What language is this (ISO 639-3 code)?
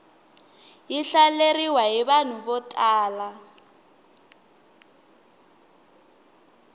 tso